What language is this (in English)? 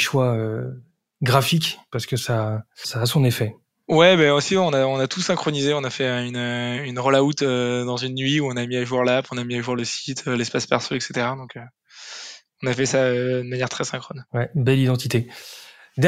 French